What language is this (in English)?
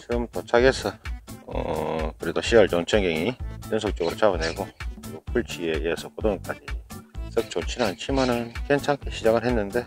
Korean